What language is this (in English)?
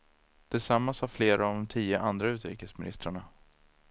Swedish